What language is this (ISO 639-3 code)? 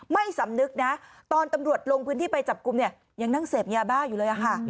tha